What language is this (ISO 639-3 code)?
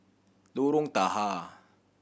eng